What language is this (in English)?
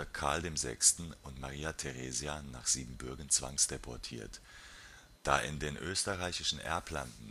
German